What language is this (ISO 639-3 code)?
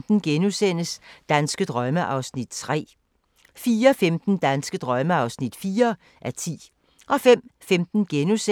dan